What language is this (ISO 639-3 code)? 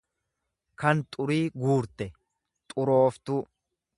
orm